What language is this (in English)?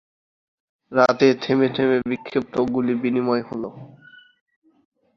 Bangla